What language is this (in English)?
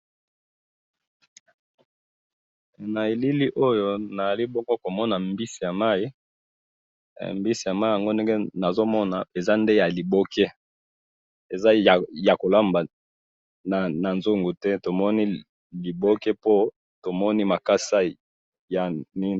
Lingala